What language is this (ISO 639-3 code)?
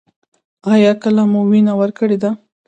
pus